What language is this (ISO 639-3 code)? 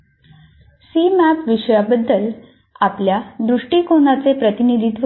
mar